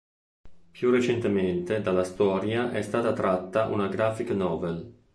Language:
Italian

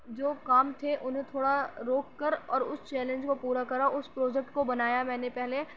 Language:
Urdu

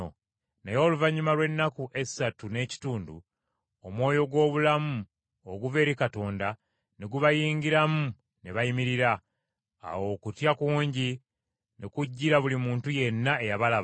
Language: Ganda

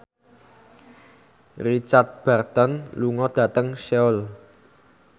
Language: Javanese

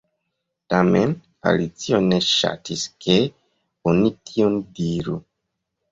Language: Esperanto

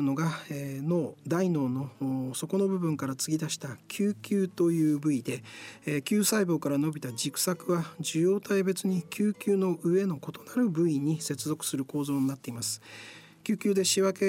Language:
Japanese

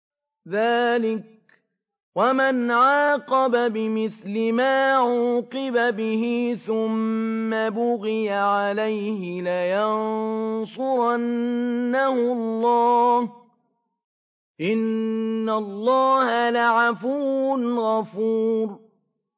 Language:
Arabic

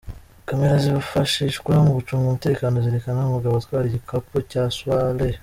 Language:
Kinyarwanda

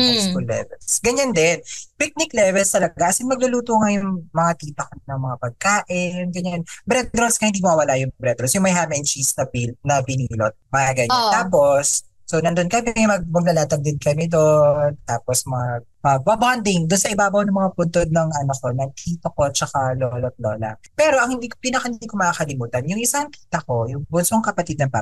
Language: Filipino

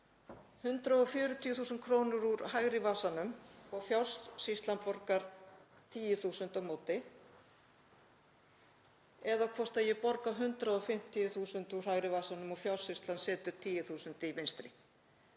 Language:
Icelandic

